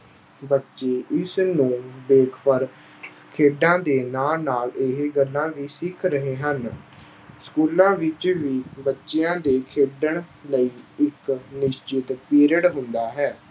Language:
Punjabi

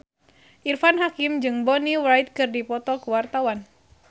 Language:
Sundanese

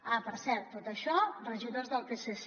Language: Catalan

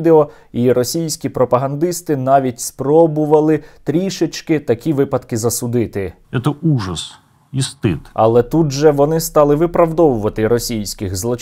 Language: Ukrainian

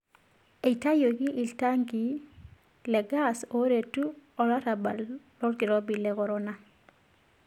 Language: Masai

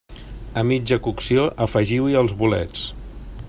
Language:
Catalan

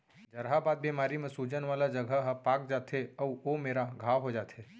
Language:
Chhattisgarhi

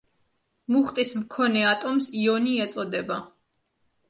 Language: Georgian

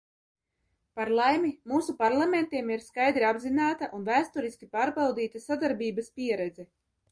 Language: Latvian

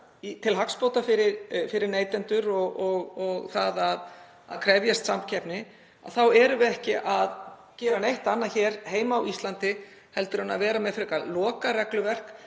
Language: Icelandic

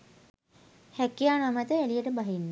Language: Sinhala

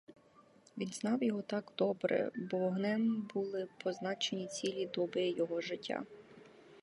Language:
Ukrainian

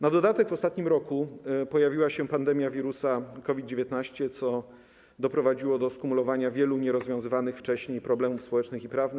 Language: Polish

